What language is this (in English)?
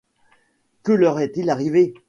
French